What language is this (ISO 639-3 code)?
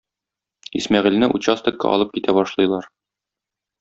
tat